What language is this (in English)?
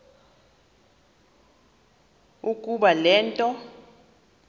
Xhosa